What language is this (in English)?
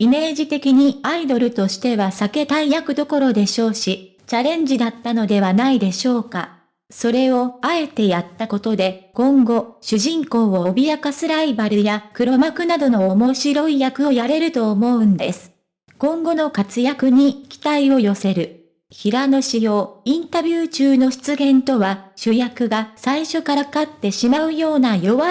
Japanese